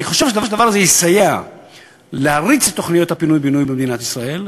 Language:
Hebrew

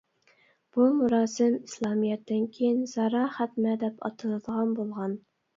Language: Uyghur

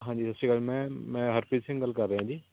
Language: Punjabi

